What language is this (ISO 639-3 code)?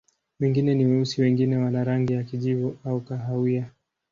swa